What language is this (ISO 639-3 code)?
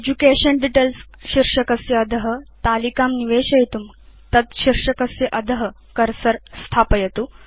san